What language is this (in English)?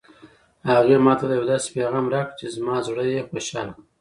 Pashto